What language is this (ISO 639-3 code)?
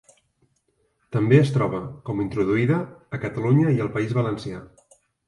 cat